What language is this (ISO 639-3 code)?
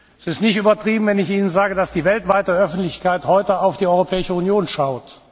deu